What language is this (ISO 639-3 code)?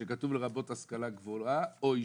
heb